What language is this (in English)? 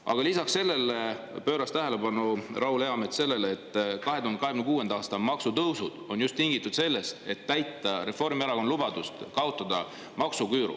Estonian